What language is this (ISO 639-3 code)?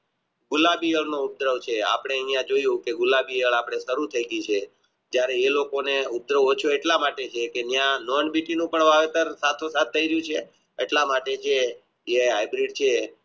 guj